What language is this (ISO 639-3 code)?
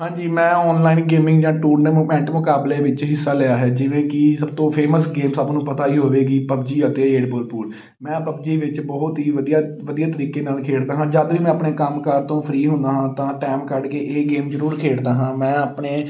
pan